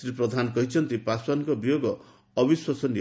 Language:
Odia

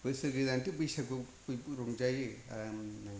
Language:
Bodo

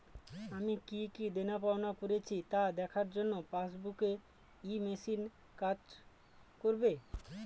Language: Bangla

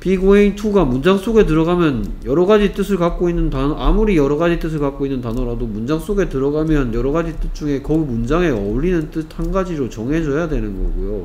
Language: Korean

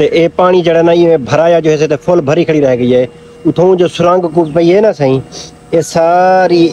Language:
Punjabi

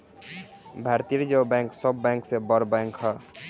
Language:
Bhojpuri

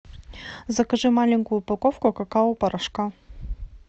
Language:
Russian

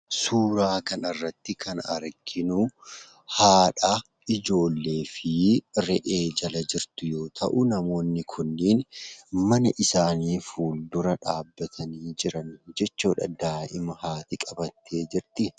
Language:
Oromo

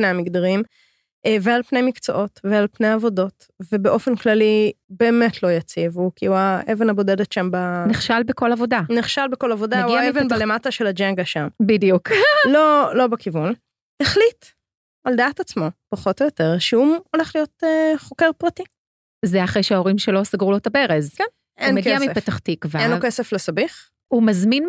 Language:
Hebrew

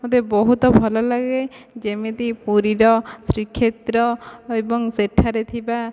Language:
Odia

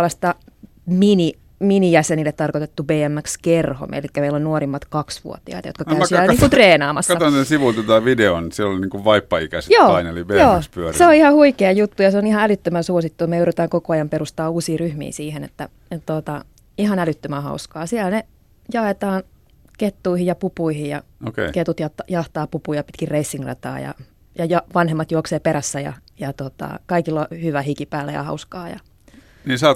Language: Finnish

